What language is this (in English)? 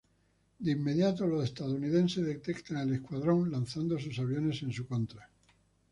Spanish